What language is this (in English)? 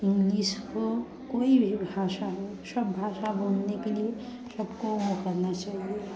Hindi